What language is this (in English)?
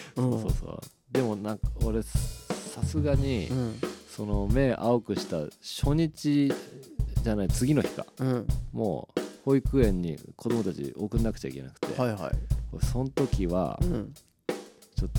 Japanese